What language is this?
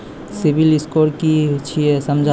Maithili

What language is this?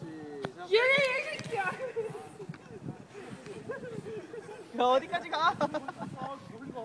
Korean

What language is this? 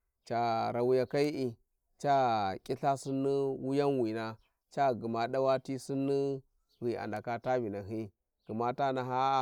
Warji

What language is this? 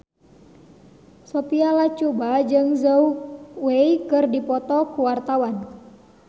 Sundanese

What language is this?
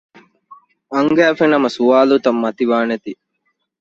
Divehi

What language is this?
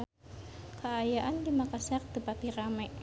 Sundanese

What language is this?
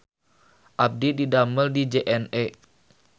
Sundanese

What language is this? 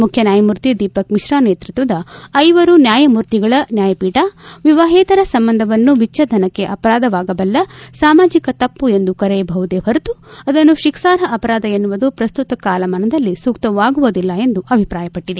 Kannada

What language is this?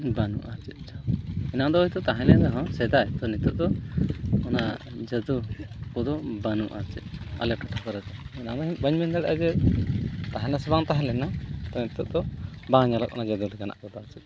Santali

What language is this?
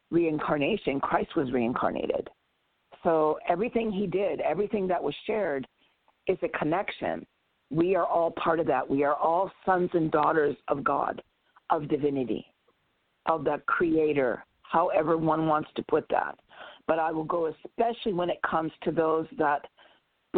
English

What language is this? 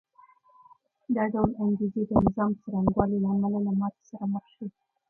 Pashto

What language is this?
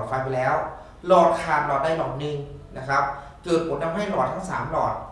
Thai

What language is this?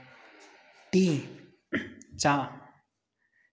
Dogri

